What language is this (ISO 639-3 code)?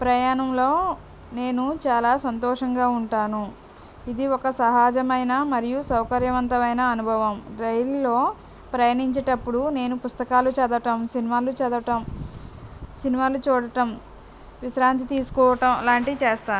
tel